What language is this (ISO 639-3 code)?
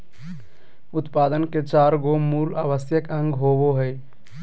mag